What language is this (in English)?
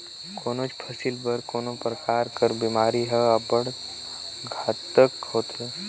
Chhattisgarhi